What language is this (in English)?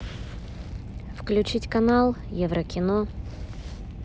Russian